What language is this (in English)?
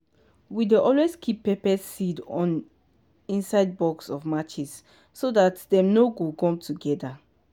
Nigerian Pidgin